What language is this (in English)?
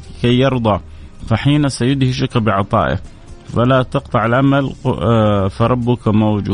Arabic